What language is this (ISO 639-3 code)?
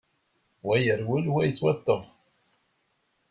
kab